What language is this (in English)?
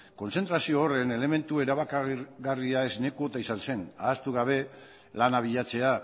Basque